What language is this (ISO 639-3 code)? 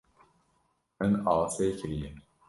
kur